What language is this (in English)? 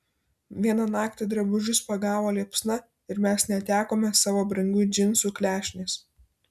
Lithuanian